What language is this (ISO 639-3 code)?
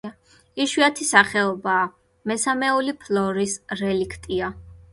kat